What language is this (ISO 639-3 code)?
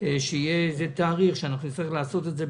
heb